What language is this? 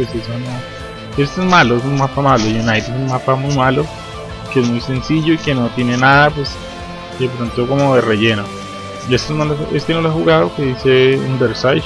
Spanish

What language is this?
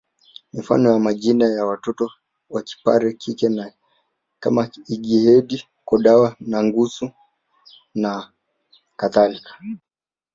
Swahili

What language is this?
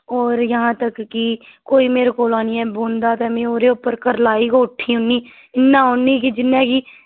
Dogri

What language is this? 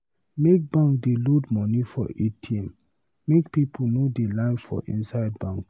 Nigerian Pidgin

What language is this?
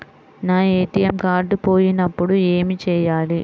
Telugu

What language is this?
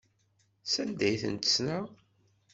Kabyle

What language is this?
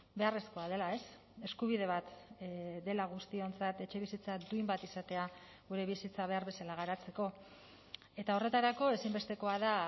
Basque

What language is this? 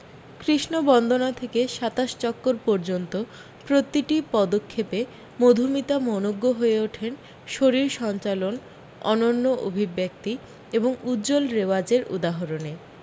Bangla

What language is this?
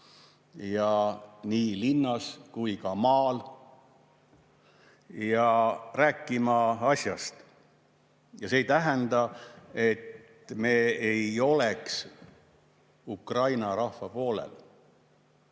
Estonian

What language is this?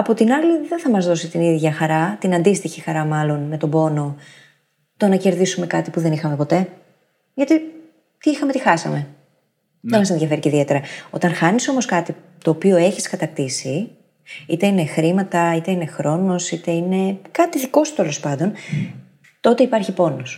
Greek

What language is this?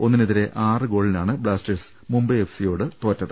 Malayalam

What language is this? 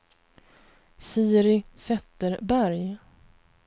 Swedish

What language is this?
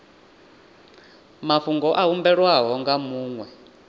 Venda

